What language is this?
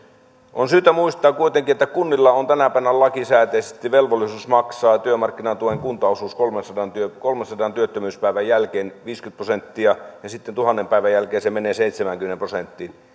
Finnish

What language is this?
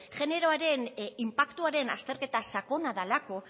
Basque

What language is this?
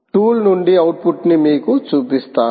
Telugu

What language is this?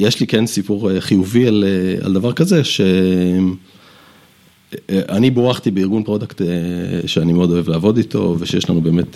Hebrew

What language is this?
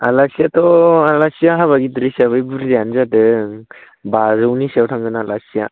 Bodo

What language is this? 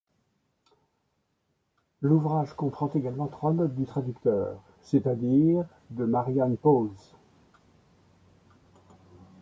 French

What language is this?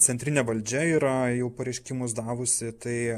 Lithuanian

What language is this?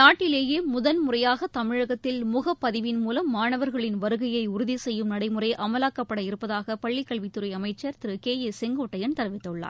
Tamil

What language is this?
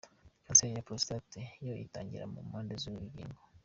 Kinyarwanda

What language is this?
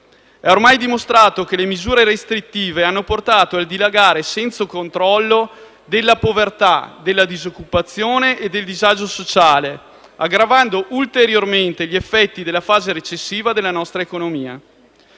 Italian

